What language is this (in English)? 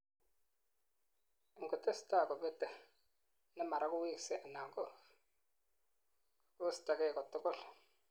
Kalenjin